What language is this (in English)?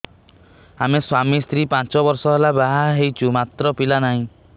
Odia